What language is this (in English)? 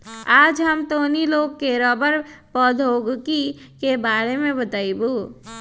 Magahi